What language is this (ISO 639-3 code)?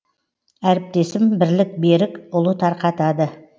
kaz